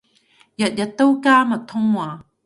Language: Cantonese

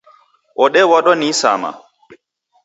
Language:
Taita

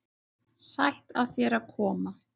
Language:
Icelandic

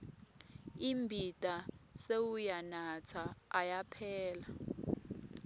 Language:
Swati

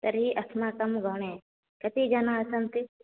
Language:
Sanskrit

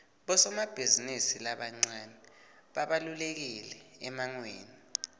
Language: Swati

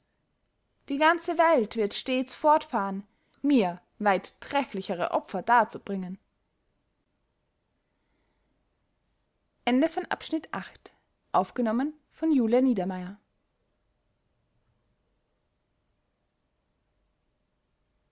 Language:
German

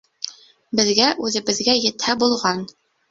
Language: Bashkir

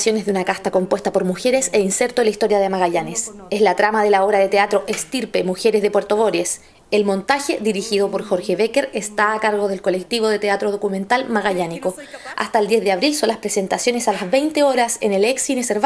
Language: Spanish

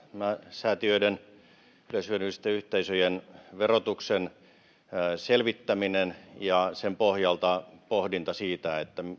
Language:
Finnish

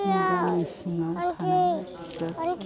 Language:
Bodo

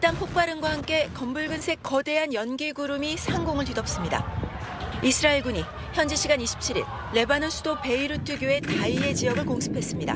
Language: Korean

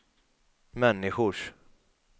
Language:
Swedish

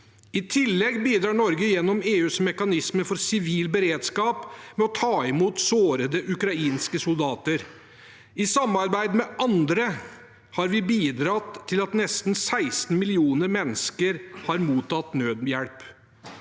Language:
Norwegian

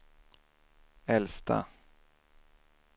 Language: Swedish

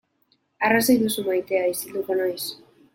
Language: Basque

